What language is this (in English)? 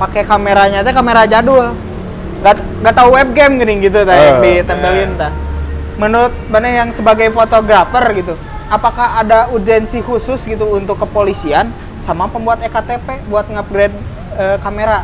Indonesian